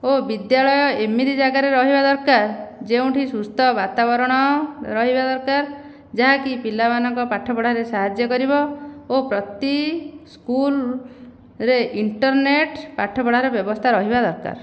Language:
Odia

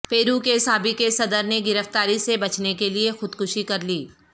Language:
Urdu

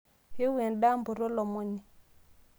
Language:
Masai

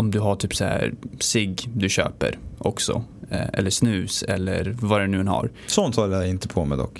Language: Swedish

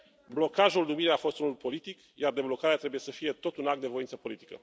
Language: Romanian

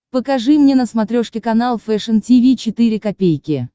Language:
Russian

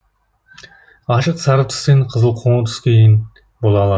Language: Kazakh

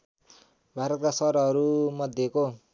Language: Nepali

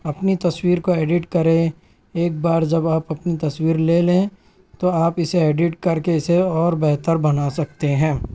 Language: Urdu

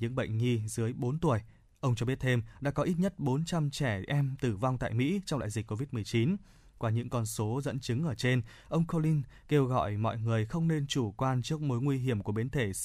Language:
Vietnamese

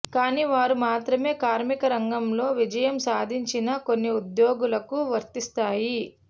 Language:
Telugu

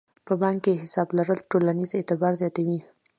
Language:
Pashto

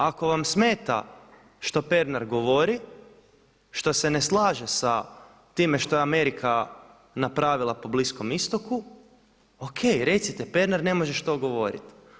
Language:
Croatian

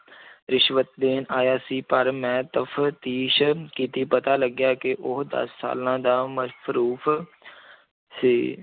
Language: Punjabi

